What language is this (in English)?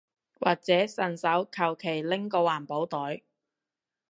Cantonese